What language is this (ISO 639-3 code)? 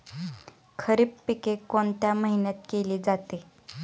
mar